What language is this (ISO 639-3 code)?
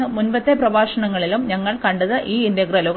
mal